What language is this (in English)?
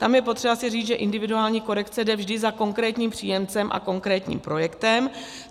Czech